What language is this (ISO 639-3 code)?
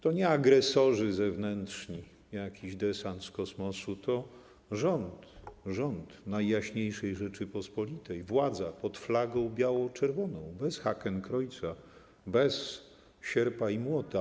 pol